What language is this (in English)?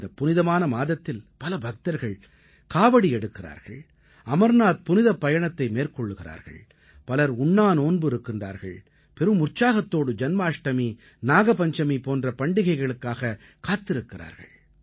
Tamil